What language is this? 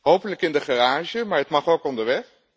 Dutch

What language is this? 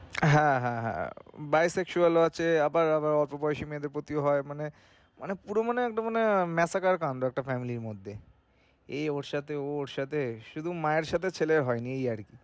Bangla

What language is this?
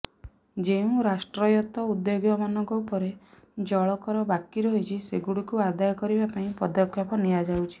Odia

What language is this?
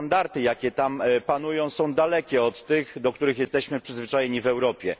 Polish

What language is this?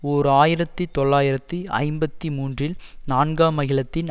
Tamil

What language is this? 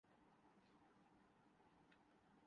Urdu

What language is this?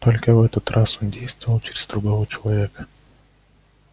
Russian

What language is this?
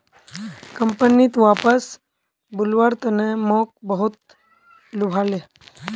Magahi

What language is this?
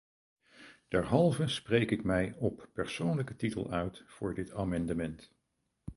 Dutch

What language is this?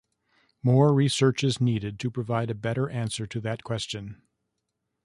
English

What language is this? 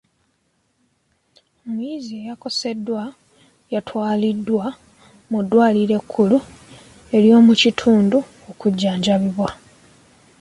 Ganda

